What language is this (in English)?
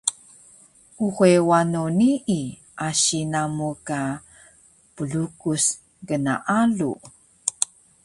Taroko